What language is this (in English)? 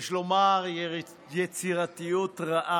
Hebrew